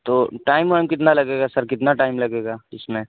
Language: Urdu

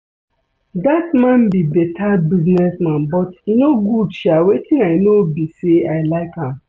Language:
Nigerian Pidgin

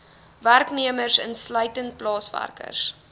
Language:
Afrikaans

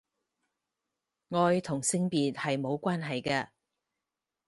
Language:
Cantonese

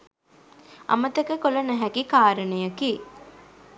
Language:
Sinhala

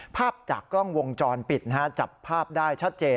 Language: Thai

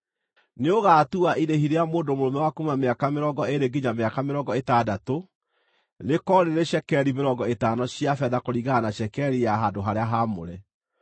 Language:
Kikuyu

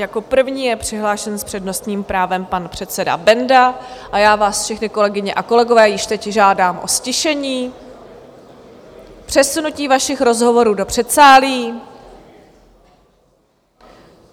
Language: Czech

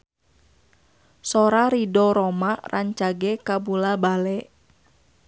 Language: Sundanese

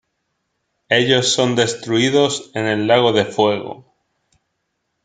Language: Spanish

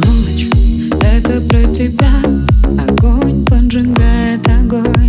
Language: Russian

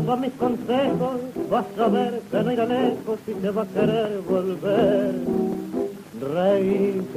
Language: Arabic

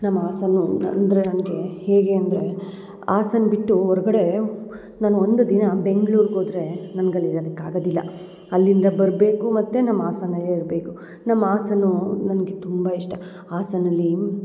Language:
Kannada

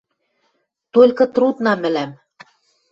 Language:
Western Mari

